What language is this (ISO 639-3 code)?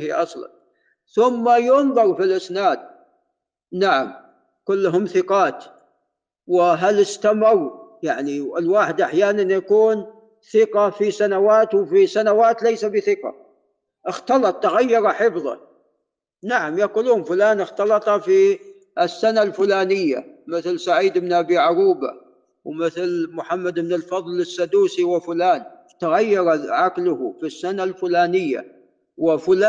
ara